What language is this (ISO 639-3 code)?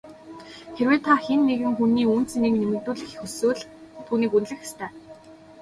mon